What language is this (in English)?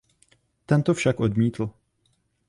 Czech